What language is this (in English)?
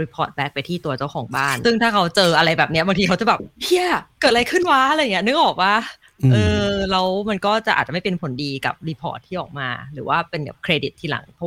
Thai